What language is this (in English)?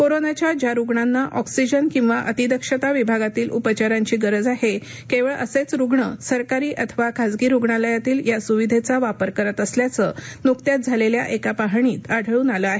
Marathi